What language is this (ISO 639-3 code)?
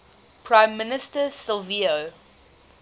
eng